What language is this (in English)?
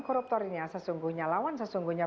Indonesian